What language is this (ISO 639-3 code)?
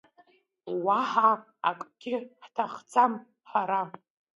abk